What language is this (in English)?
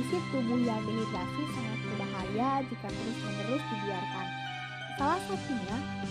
Indonesian